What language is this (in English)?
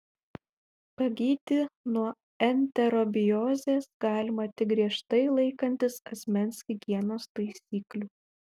Lithuanian